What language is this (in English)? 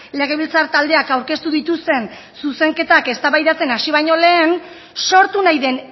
Basque